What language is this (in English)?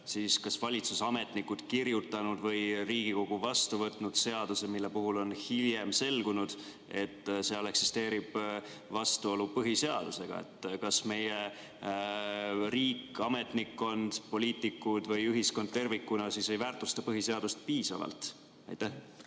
Estonian